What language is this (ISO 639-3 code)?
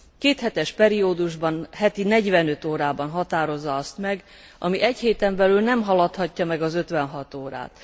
hun